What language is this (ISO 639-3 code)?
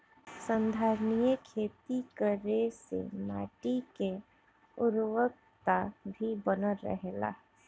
bho